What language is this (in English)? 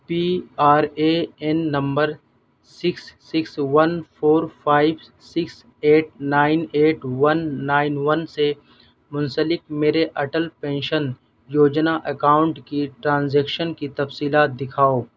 Urdu